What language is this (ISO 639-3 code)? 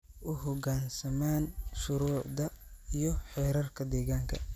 som